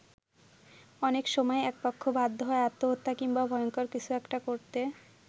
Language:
Bangla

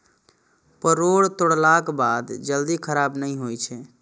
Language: Maithili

